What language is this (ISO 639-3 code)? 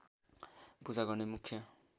nep